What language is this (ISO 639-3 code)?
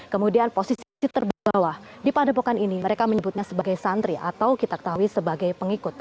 ind